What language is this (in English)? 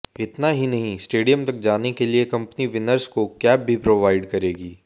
Hindi